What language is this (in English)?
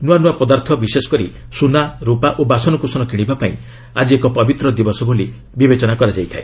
Odia